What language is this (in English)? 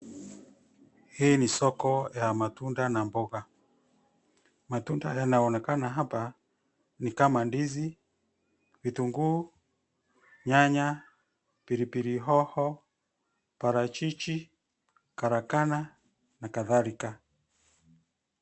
Swahili